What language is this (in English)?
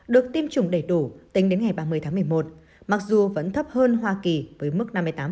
Vietnamese